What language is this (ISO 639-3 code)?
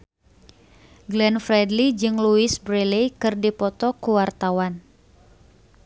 sun